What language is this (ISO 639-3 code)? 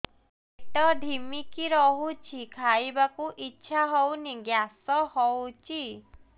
ori